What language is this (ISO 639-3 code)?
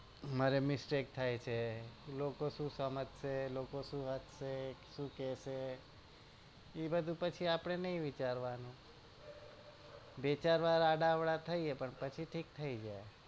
guj